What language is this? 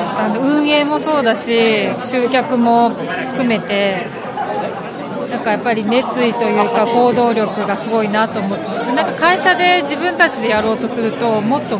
Japanese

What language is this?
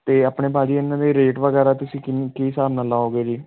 Punjabi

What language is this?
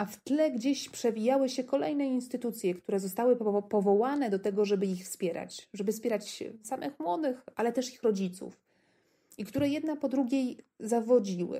Polish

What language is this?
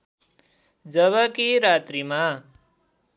Nepali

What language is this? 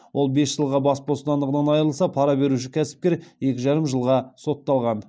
Kazakh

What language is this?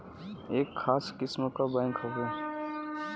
Bhojpuri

